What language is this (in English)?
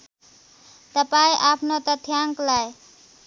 Nepali